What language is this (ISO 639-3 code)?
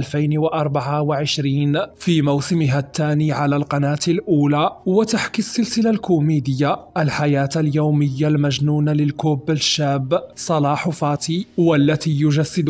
ara